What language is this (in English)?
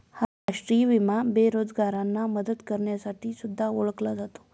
Marathi